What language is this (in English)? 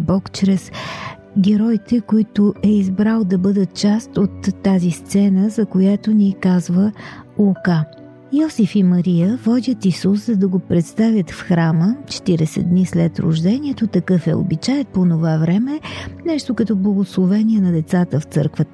Bulgarian